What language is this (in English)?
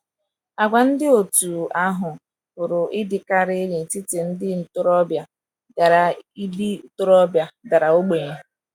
Igbo